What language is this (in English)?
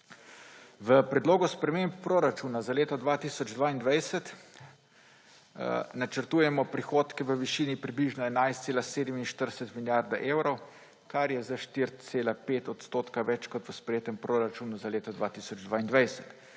Slovenian